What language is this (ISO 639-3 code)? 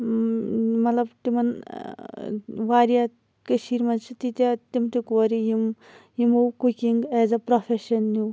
kas